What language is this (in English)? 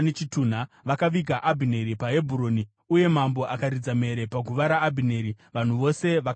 Shona